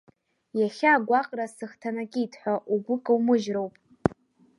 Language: Abkhazian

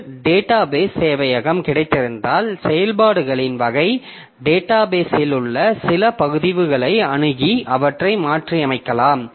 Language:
Tamil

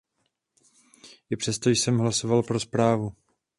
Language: Czech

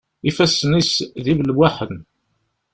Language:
Kabyle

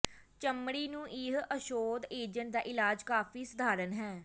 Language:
Punjabi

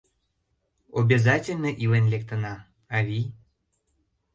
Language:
Mari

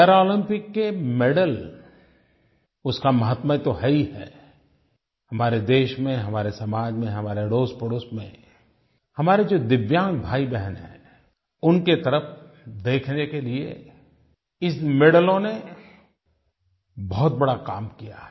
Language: Hindi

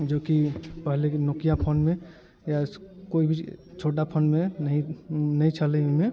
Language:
Maithili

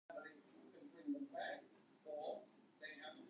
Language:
Western Frisian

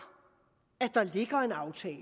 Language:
Danish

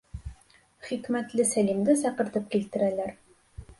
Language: Bashkir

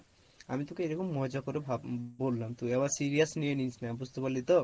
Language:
Bangla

